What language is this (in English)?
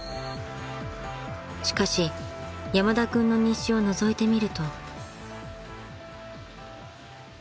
Japanese